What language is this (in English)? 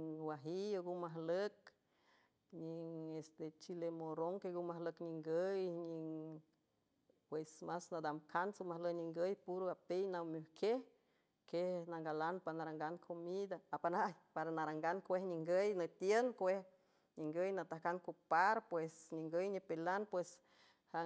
San Francisco Del Mar Huave